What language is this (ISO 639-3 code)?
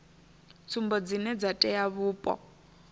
ven